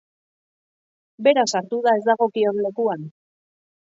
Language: Basque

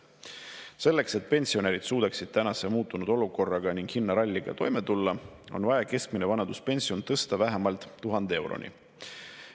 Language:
Estonian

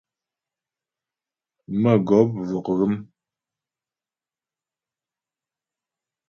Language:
Ghomala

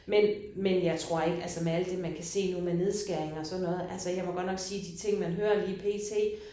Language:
Danish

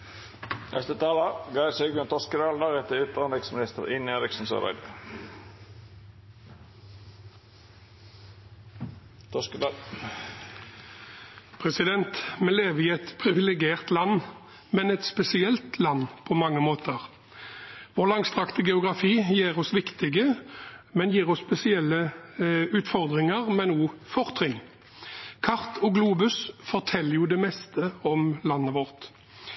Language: Norwegian Bokmål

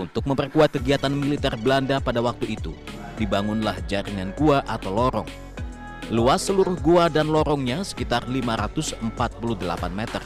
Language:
Indonesian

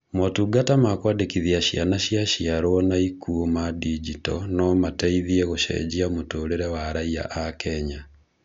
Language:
Kikuyu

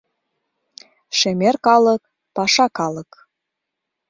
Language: Mari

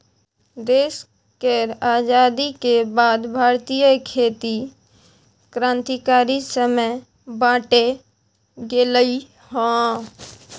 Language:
Maithili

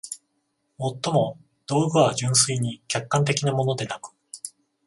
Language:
Japanese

